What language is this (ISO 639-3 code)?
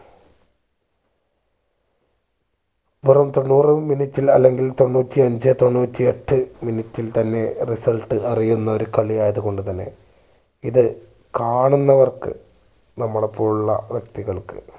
mal